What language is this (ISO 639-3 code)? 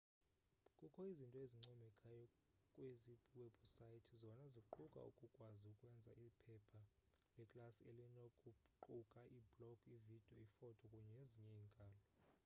xho